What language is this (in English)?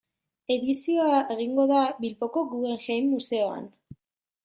Basque